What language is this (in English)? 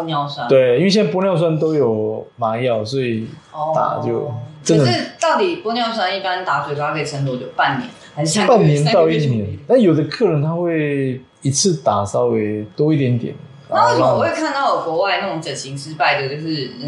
Chinese